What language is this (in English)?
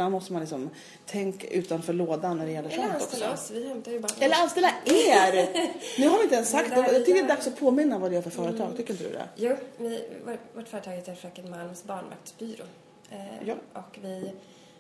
Swedish